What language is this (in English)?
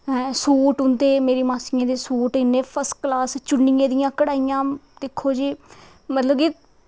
Dogri